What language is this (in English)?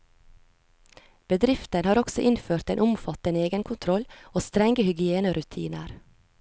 Norwegian